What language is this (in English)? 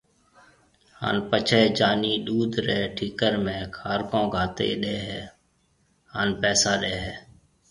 Marwari (Pakistan)